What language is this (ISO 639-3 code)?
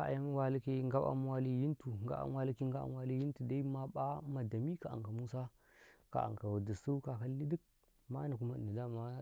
kai